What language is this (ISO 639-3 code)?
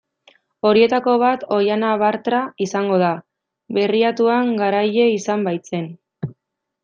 eus